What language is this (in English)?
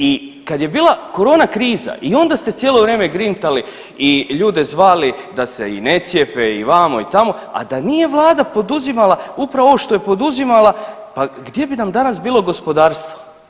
Croatian